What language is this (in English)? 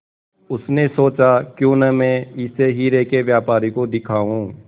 Hindi